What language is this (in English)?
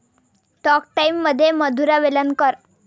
Marathi